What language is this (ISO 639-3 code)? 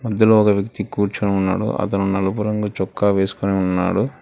tel